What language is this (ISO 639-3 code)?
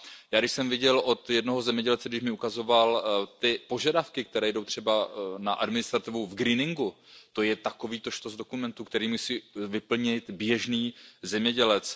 ces